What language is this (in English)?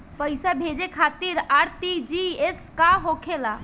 Bhojpuri